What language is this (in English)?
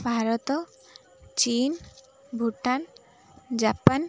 Odia